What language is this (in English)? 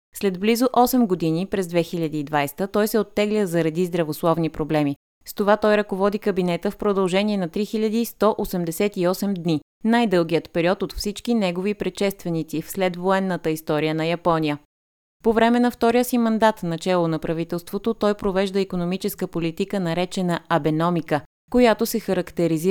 Bulgarian